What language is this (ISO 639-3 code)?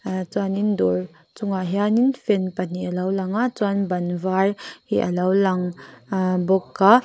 lus